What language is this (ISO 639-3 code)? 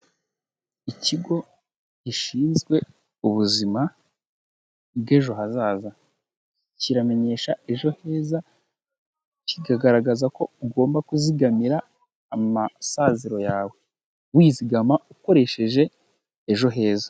kin